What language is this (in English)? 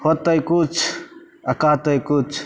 Maithili